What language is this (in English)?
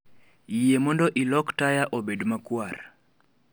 Luo (Kenya and Tanzania)